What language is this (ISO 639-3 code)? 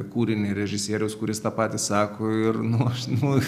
lit